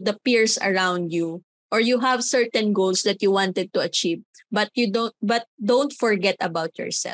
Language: Filipino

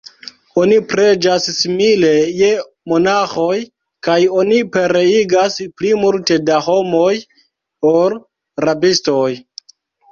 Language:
Esperanto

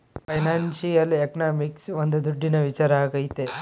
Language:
Kannada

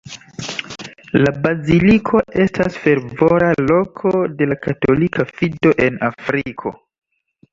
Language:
Esperanto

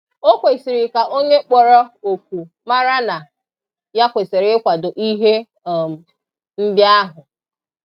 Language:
Igbo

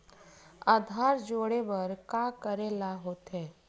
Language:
Chhattisgarhi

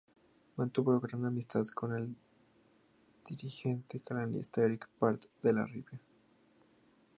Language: Spanish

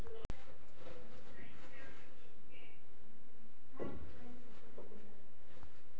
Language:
Marathi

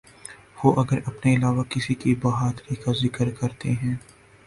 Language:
Urdu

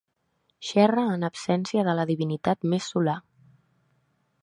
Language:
Catalan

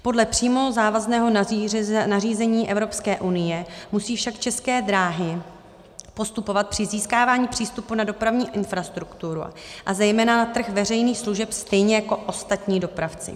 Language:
Czech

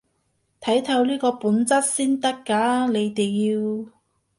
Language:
Cantonese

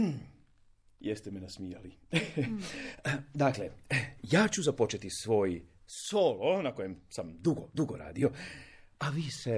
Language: Croatian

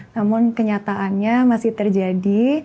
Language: Indonesian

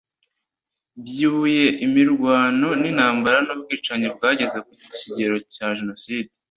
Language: Kinyarwanda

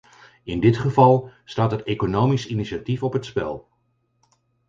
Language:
Dutch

